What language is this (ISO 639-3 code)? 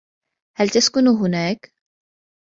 ara